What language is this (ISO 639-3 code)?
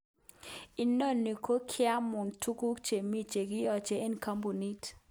kln